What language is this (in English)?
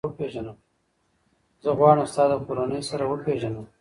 Pashto